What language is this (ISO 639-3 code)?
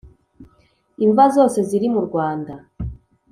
kin